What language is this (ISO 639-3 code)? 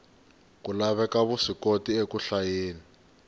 tso